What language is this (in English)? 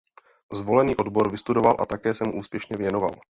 Czech